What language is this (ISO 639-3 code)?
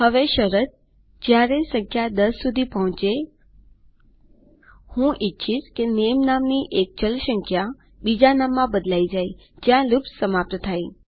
guj